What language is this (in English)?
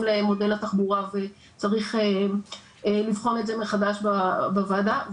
Hebrew